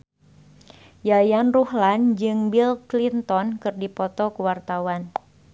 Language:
Sundanese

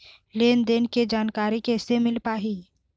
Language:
Chhattisgarhi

